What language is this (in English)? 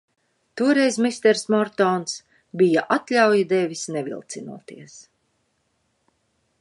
Latvian